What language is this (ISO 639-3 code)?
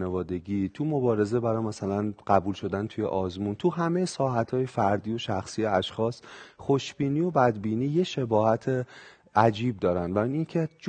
fas